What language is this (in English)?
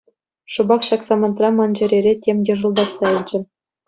Chuvash